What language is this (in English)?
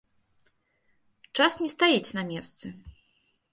Belarusian